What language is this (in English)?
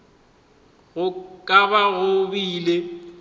Northern Sotho